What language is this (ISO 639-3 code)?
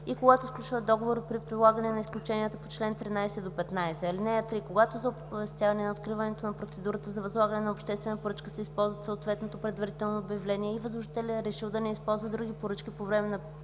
bul